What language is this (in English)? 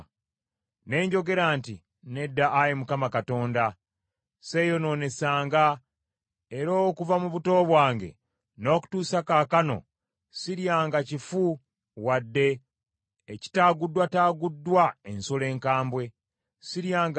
Ganda